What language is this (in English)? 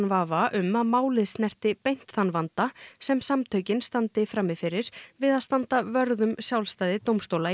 Icelandic